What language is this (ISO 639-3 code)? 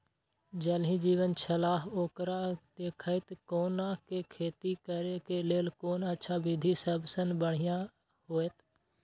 mai